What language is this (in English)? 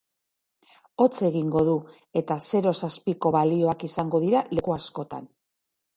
Basque